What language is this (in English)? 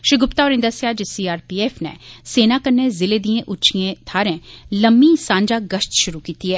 Dogri